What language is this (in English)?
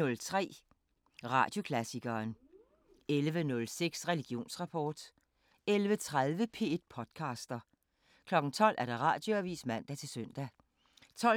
Danish